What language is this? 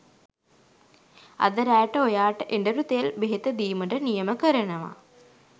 Sinhala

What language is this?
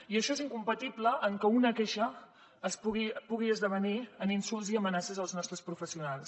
Catalan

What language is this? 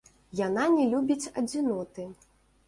Belarusian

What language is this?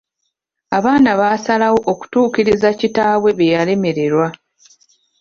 Ganda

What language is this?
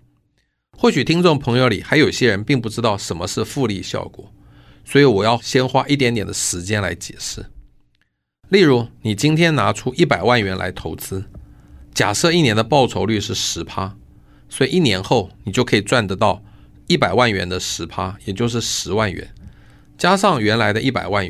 Chinese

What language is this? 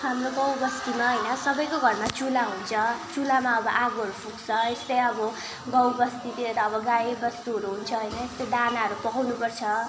Nepali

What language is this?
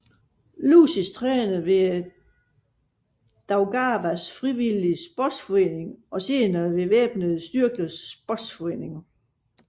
Danish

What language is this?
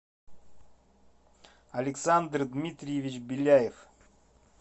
Russian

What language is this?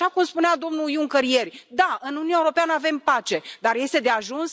Romanian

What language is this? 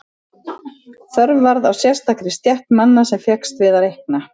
Icelandic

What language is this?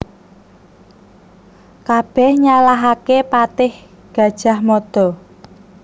Javanese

